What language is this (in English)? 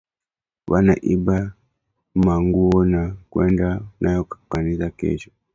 Swahili